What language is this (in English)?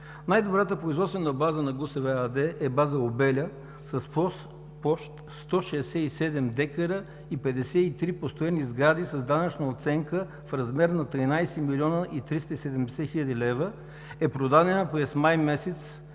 Bulgarian